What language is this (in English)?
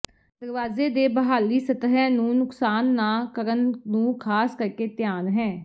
Punjabi